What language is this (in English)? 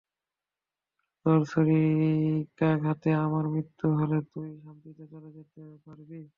Bangla